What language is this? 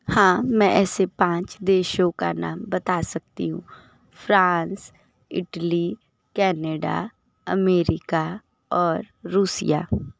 Hindi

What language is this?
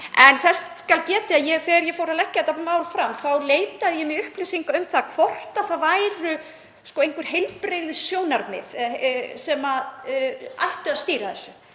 Icelandic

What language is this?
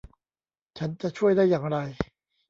Thai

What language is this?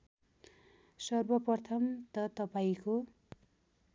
Nepali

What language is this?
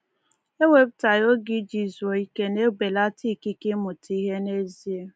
Igbo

